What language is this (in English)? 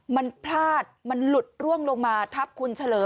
Thai